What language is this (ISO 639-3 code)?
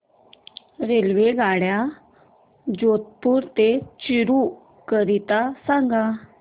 mar